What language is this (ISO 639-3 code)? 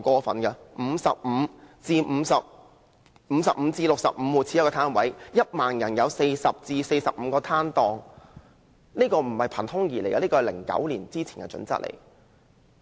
yue